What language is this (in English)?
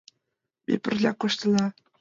Mari